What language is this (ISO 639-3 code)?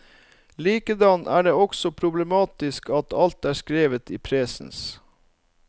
nor